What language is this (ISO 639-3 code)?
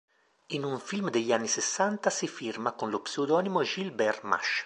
ita